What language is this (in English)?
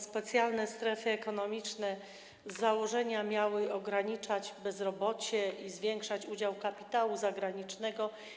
Polish